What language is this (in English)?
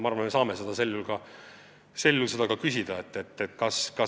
Estonian